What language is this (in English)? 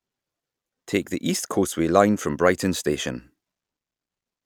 English